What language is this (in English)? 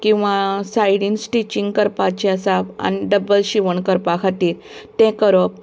Konkani